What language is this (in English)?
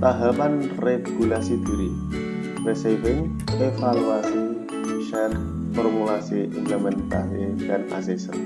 Indonesian